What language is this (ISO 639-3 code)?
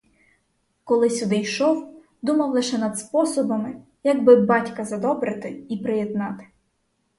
ukr